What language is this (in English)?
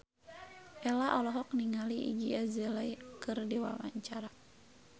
Sundanese